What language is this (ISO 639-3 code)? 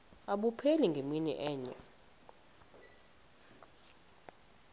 xho